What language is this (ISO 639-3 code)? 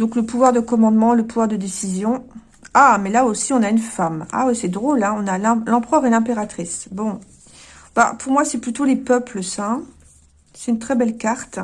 fra